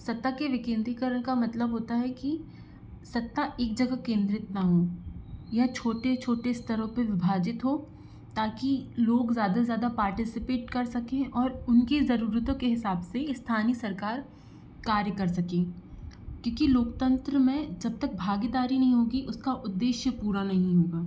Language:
Hindi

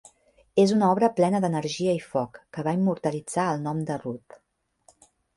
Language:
Catalan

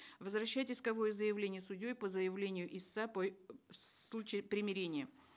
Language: Kazakh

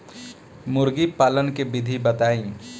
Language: Bhojpuri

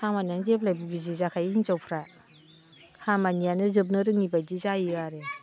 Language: Bodo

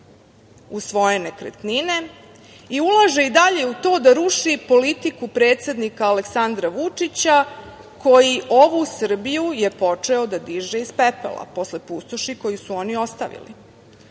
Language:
Serbian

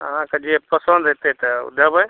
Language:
Maithili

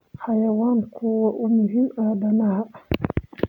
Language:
Somali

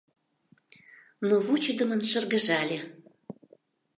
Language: Mari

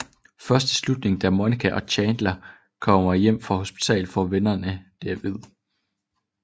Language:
Danish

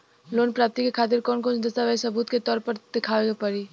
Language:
Bhojpuri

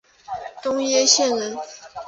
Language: Chinese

